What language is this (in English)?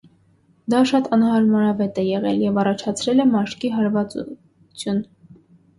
Armenian